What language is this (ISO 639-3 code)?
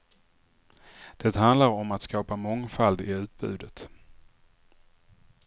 swe